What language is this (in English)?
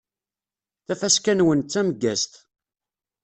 Kabyle